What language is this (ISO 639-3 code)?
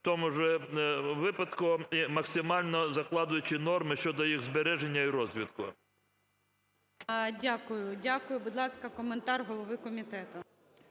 ukr